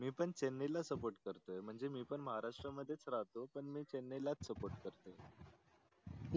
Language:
Marathi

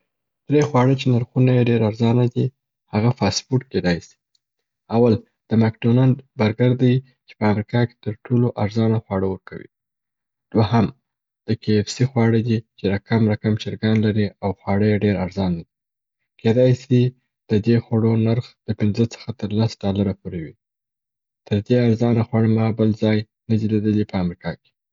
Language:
Southern Pashto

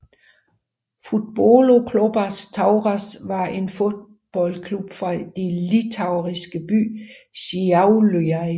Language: Danish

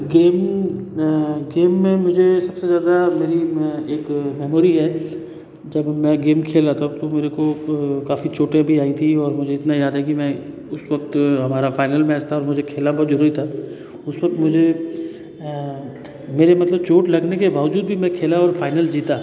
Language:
Hindi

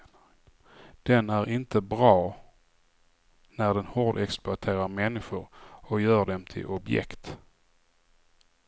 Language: Swedish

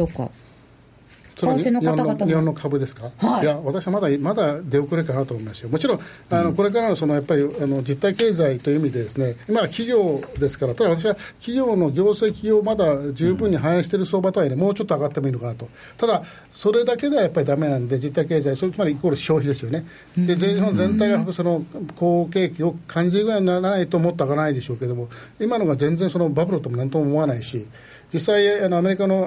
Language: Japanese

